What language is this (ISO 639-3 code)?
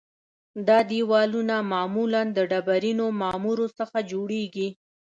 pus